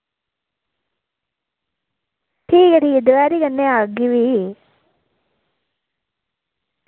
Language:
Dogri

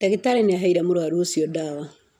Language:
Kikuyu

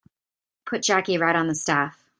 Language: English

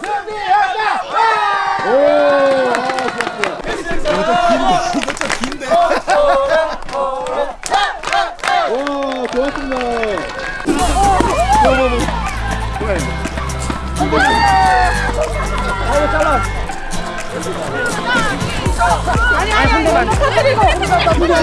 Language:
Korean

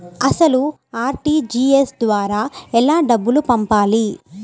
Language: Telugu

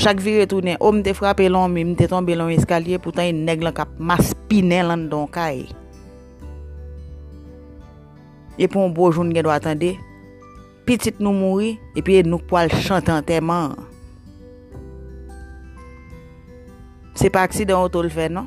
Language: Filipino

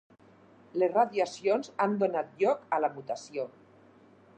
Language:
Catalan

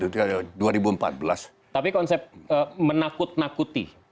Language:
Indonesian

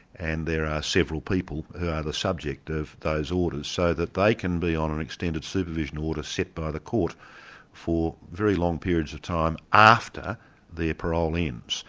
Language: English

